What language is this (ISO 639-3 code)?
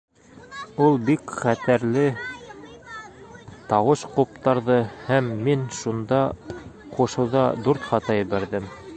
bak